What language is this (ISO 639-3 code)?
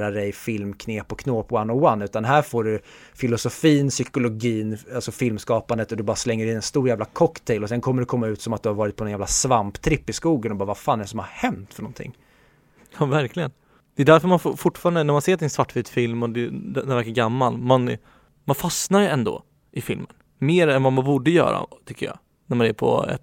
swe